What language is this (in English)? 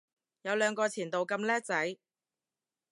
Cantonese